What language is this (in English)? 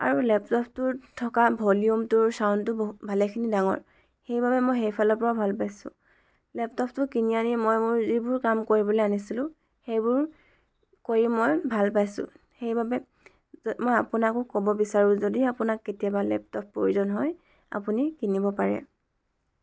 Assamese